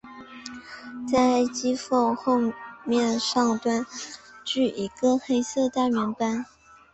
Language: Chinese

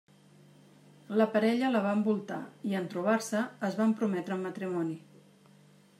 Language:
Catalan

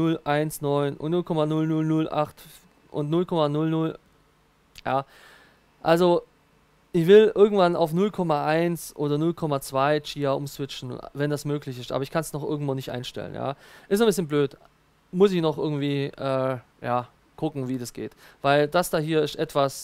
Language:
German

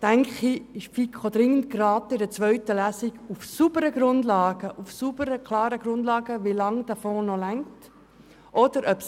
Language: Swiss German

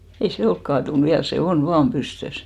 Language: Finnish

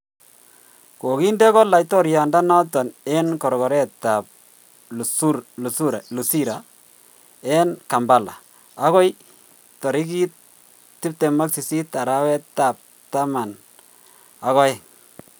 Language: Kalenjin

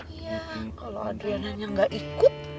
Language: Indonesian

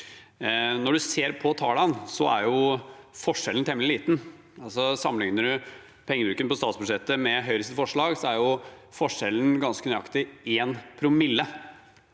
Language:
Norwegian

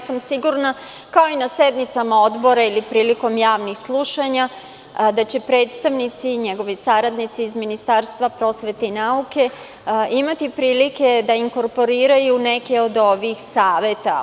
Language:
Serbian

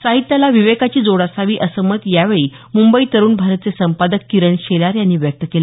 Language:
Marathi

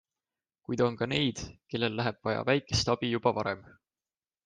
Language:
Estonian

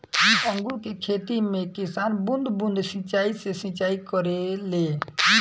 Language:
Bhojpuri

